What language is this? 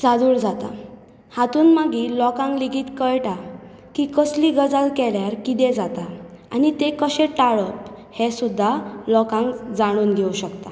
Konkani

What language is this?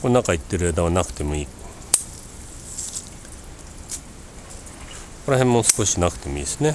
Japanese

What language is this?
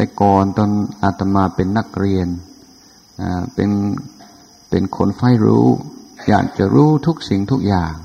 Thai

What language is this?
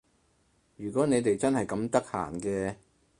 Cantonese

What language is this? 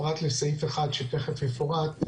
Hebrew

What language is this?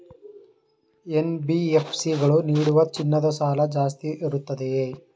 Kannada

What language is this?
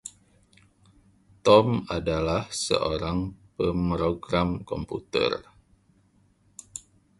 Indonesian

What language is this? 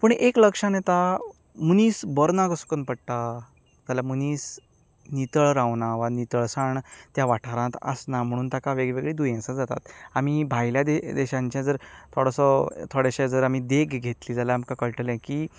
Konkani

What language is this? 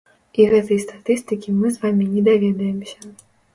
Belarusian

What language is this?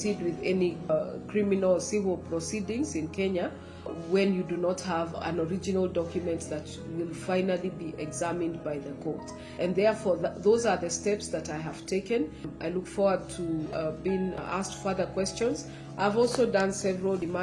English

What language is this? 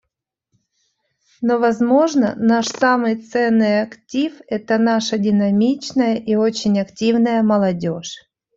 Russian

